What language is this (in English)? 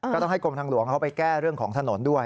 Thai